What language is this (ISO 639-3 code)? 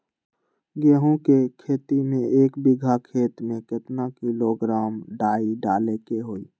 mag